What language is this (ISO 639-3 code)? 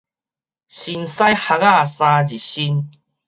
nan